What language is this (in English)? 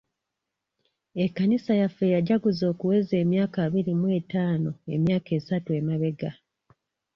Ganda